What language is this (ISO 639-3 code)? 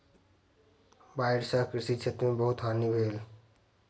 mai